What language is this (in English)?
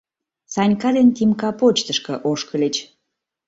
Mari